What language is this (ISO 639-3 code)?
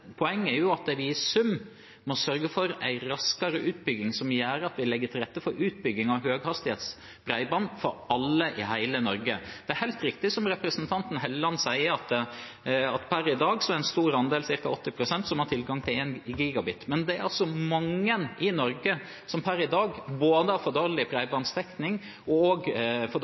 nob